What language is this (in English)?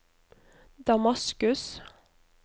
Norwegian